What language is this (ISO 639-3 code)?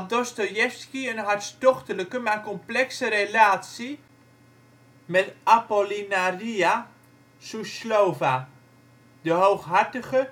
nld